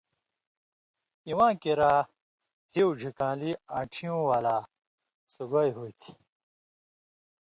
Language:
Indus Kohistani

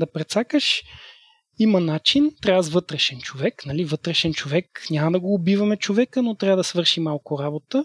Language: Bulgarian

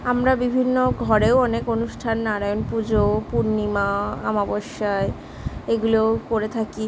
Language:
Bangla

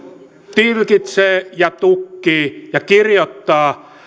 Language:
Finnish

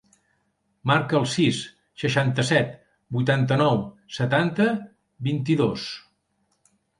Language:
Catalan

